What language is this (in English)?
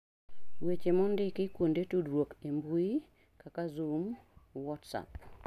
Luo (Kenya and Tanzania)